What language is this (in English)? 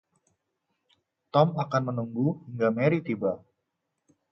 Indonesian